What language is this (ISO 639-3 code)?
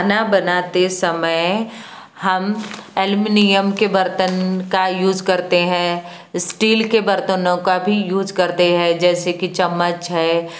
hin